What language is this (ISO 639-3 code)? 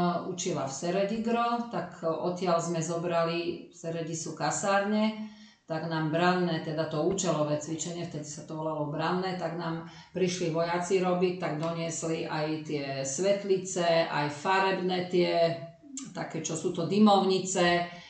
slk